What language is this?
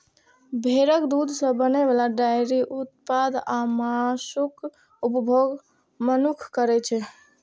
Maithili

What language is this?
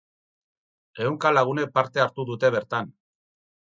Basque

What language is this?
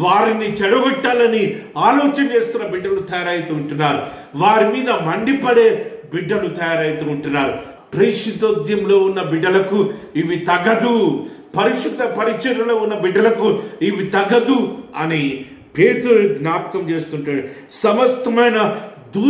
Romanian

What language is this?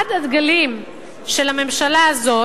Hebrew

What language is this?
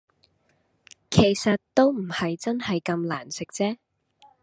Cantonese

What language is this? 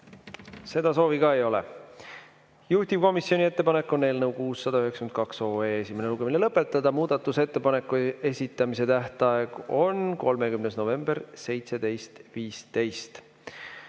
Estonian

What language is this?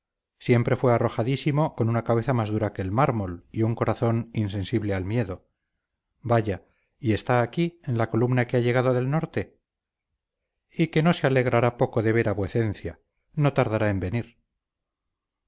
Spanish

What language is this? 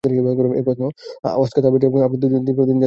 Bangla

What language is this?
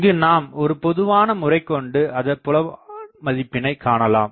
Tamil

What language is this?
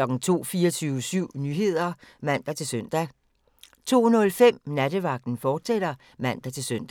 Danish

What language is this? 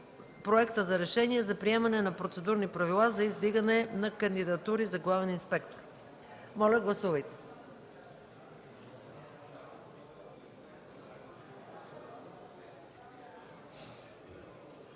Bulgarian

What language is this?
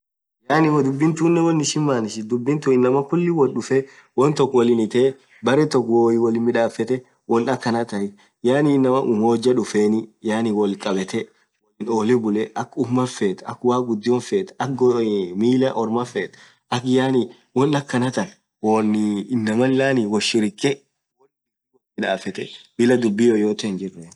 Orma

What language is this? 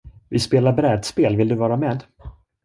Swedish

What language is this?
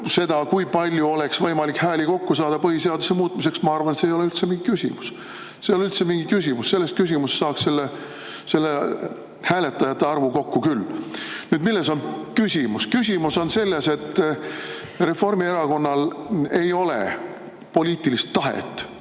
Estonian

